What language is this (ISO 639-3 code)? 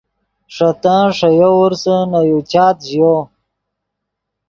ydg